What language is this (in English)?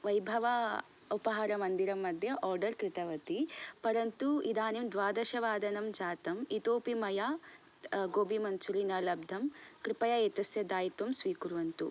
Sanskrit